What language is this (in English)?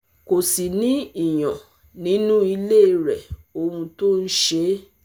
Yoruba